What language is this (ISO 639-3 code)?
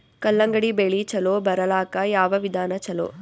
kan